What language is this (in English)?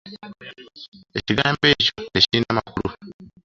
Ganda